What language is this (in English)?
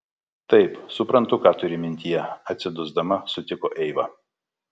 Lithuanian